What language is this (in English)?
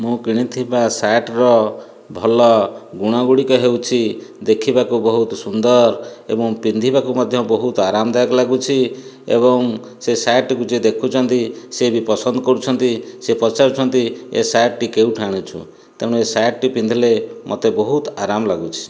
Odia